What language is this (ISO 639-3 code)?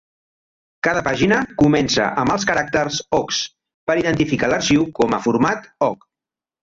cat